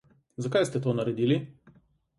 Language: Slovenian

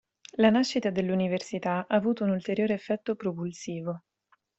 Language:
Italian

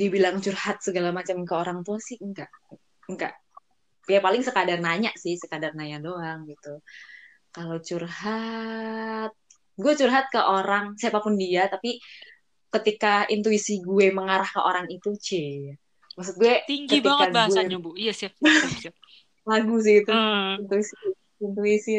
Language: Indonesian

